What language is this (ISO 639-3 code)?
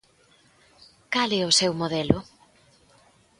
glg